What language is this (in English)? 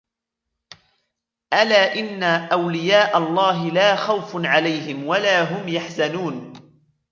Arabic